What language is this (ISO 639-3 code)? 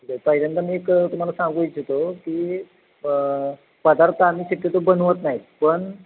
mar